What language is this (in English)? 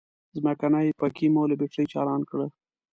Pashto